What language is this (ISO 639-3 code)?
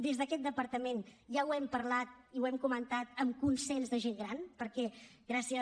cat